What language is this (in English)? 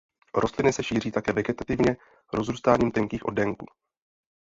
Czech